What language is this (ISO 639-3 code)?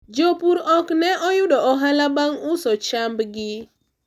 luo